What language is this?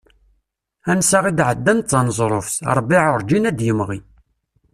Kabyle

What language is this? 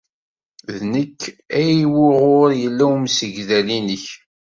Kabyle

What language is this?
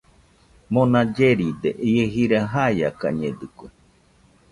Nüpode Huitoto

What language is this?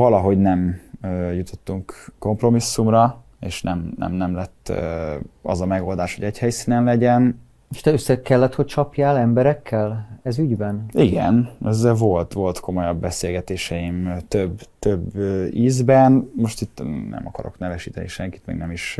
Hungarian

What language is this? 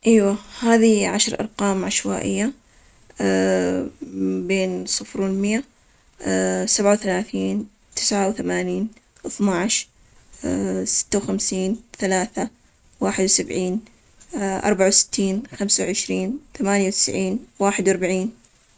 Omani Arabic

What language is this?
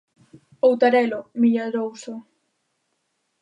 Galician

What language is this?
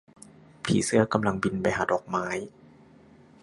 Thai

